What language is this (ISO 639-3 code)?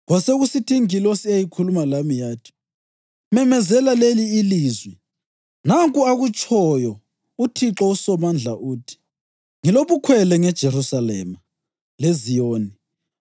nde